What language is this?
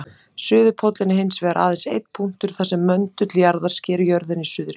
Icelandic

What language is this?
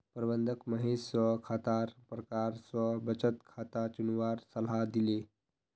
Magahi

